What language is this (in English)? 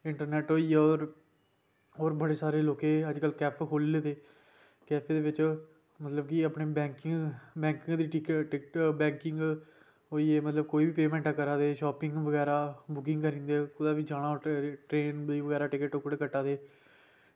Dogri